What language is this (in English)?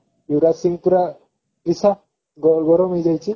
Odia